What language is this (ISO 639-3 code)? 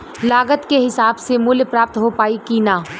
bho